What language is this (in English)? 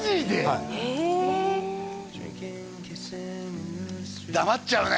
Japanese